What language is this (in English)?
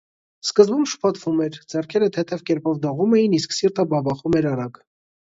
Armenian